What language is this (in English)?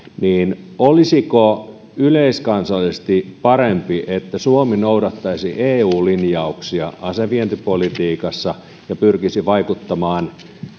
Finnish